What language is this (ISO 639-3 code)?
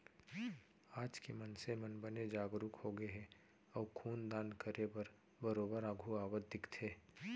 hne